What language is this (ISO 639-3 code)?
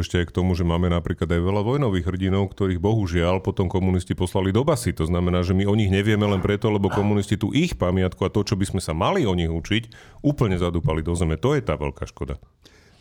slk